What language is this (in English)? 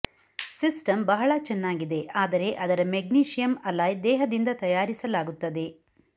Kannada